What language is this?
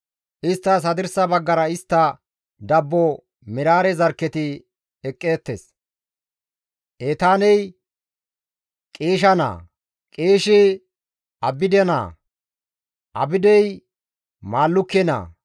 Gamo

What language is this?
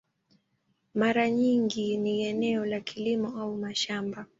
Swahili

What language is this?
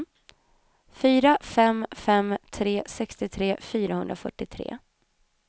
Swedish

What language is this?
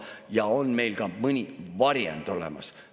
Estonian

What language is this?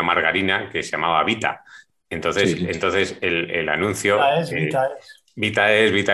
Spanish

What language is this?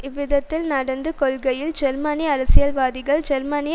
Tamil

